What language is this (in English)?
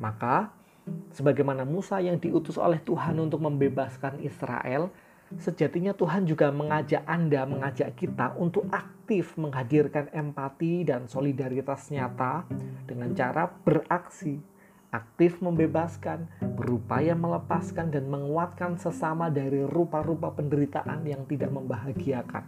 Indonesian